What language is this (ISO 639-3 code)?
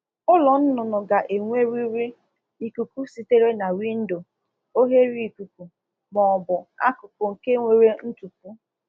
ibo